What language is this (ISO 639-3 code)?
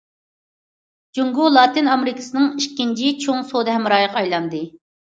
uig